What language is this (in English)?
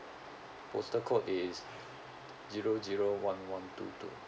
English